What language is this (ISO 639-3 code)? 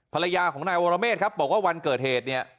tha